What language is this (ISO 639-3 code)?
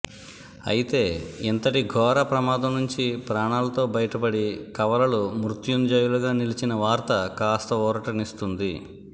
tel